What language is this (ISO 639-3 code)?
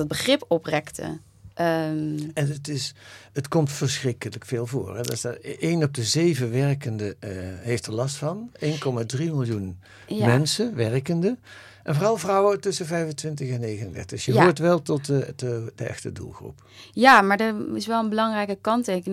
nld